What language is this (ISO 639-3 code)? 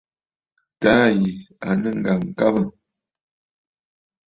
bfd